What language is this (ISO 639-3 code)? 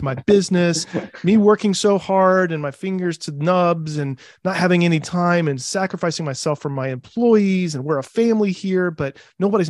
eng